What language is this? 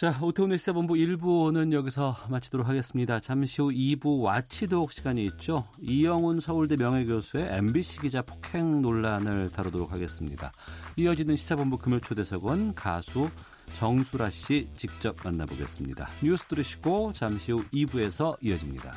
Korean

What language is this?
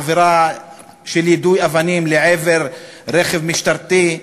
Hebrew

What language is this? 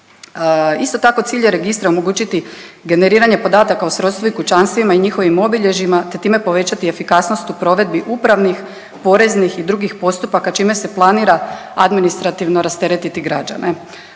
Croatian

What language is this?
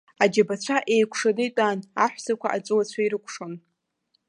Abkhazian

